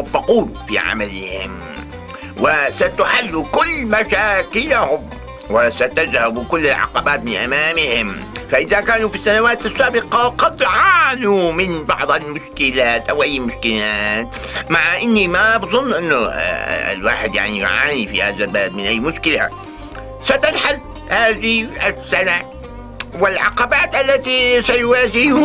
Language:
Arabic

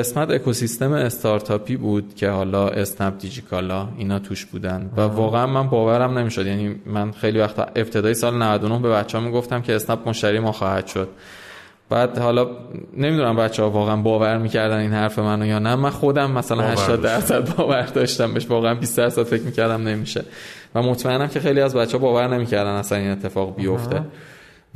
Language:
Persian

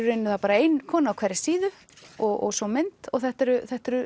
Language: Icelandic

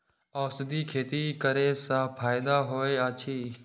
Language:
Maithili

